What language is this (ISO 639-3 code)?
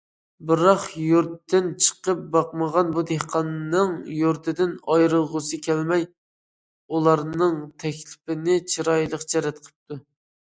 uig